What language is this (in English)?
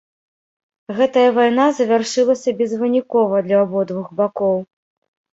Belarusian